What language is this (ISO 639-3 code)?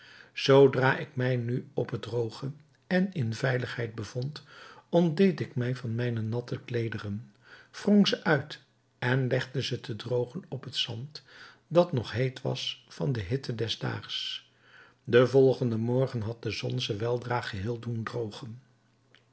nld